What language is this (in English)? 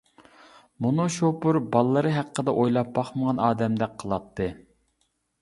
Uyghur